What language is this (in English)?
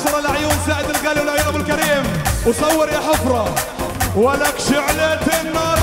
Arabic